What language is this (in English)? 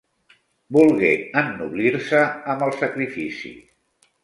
Catalan